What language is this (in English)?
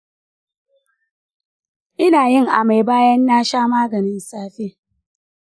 Hausa